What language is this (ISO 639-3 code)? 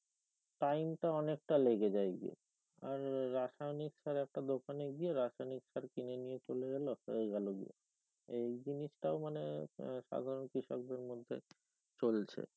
ben